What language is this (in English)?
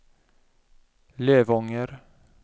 Swedish